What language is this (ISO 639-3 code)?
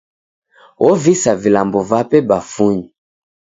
dav